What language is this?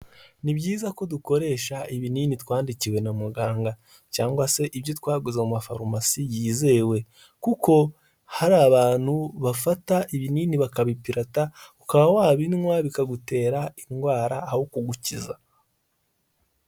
Kinyarwanda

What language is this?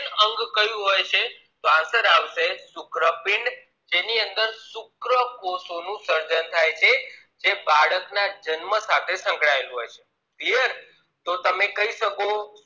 Gujarati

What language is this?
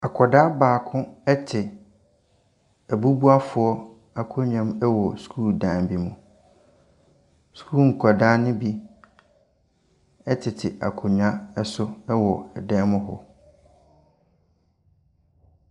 Akan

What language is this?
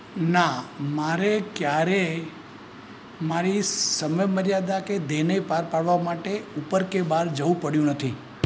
Gujarati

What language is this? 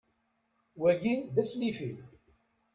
Kabyle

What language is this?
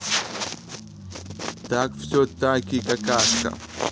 Russian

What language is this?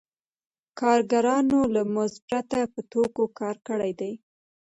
Pashto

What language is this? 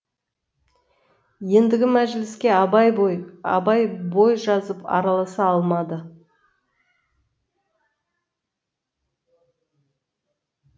Kazakh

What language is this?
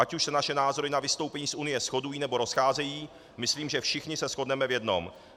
Czech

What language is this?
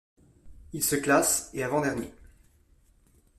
French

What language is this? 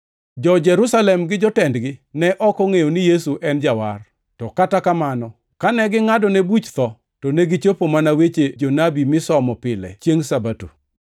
Luo (Kenya and Tanzania)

